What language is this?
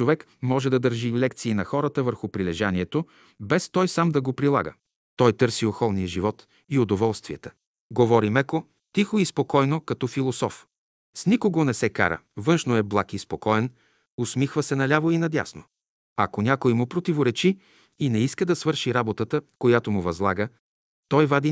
Bulgarian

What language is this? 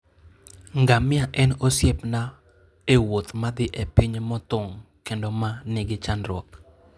Luo (Kenya and Tanzania)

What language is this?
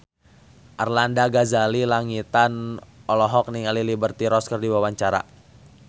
Sundanese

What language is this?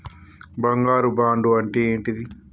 Telugu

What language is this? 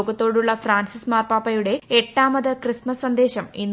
Malayalam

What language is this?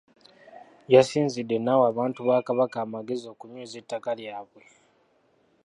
Ganda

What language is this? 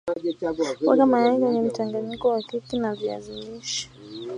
Swahili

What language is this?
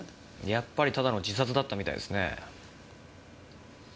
Japanese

